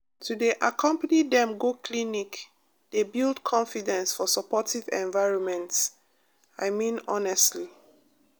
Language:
Nigerian Pidgin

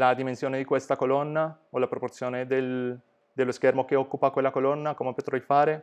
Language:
Italian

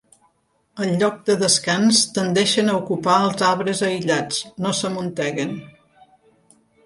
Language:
Catalan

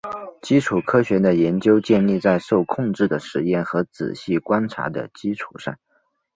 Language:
Chinese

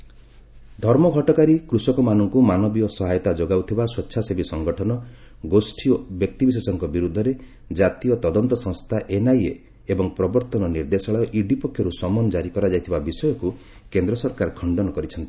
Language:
Odia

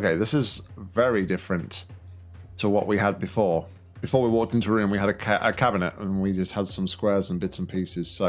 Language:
English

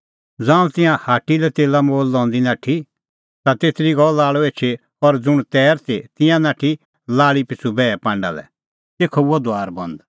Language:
Kullu Pahari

